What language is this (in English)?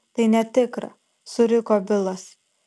Lithuanian